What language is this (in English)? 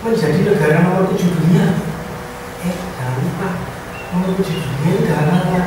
Indonesian